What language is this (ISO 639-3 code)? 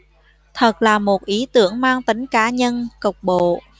vie